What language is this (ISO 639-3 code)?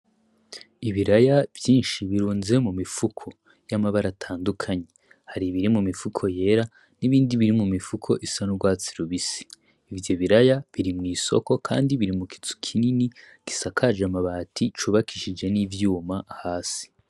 run